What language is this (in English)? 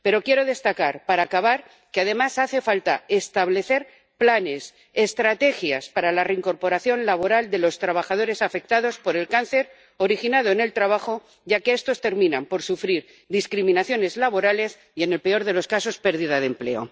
Spanish